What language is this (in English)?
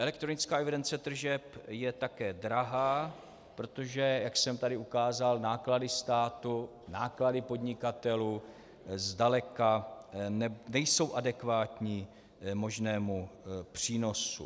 Czech